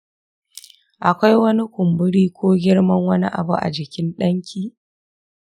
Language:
Hausa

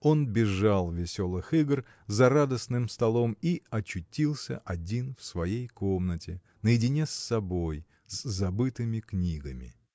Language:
Russian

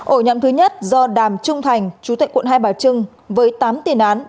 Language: Vietnamese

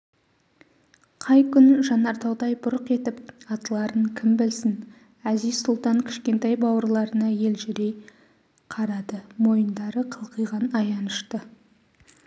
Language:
Kazakh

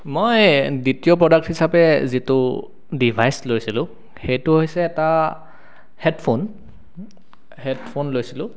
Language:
Assamese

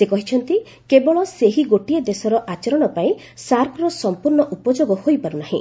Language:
Odia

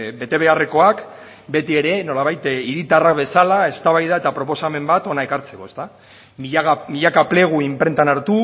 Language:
Basque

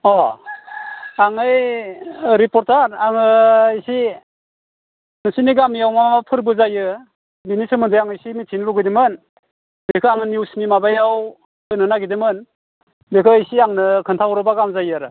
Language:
Bodo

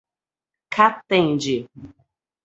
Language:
Portuguese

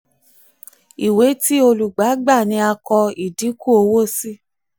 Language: Yoruba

